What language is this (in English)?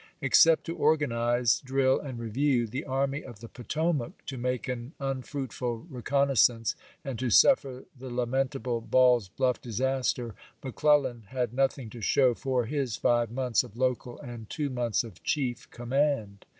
English